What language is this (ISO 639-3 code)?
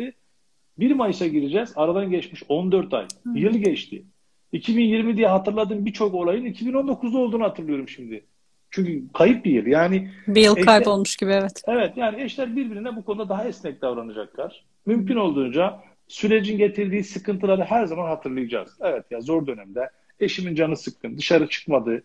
tur